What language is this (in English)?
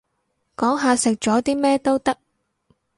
Cantonese